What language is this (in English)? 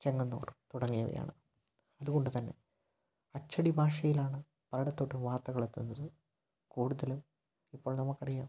Malayalam